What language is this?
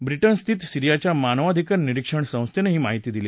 Marathi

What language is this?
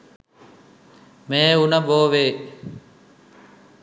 Sinhala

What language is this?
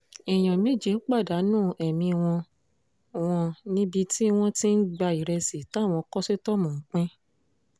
Yoruba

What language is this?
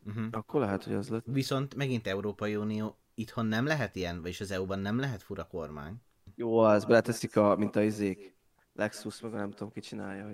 Hungarian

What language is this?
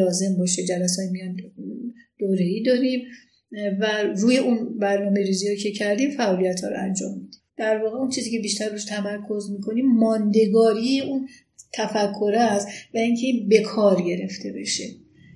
Persian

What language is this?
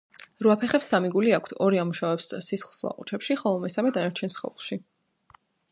Georgian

